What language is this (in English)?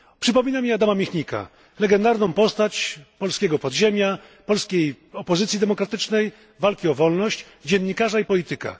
Polish